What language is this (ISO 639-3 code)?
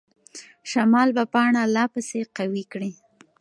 pus